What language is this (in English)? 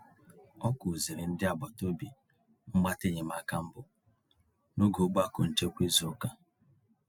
Igbo